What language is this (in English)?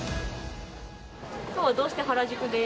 Japanese